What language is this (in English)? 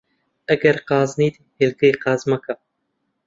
Central Kurdish